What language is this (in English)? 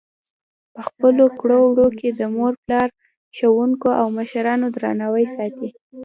Pashto